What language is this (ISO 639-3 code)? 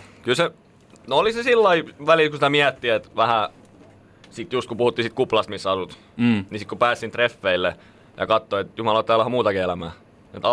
fin